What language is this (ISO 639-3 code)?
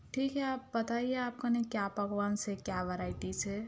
urd